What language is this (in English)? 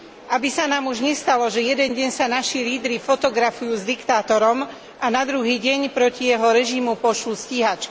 Slovak